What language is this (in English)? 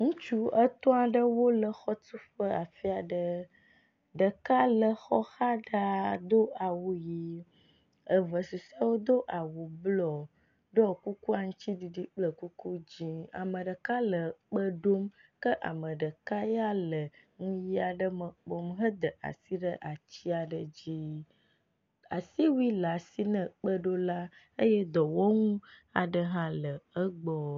Ewe